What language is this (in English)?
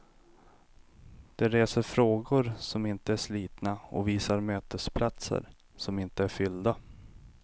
Swedish